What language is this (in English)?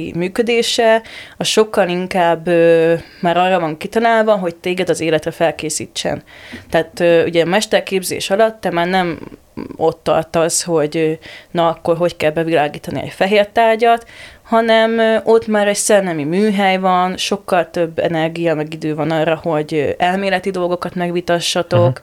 Hungarian